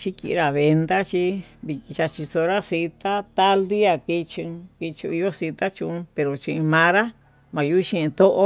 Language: Tututepec Mixtec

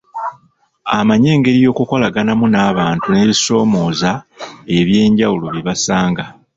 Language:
Ganda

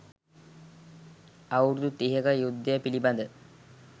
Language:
Sinhala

